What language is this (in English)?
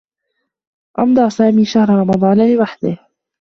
Arabic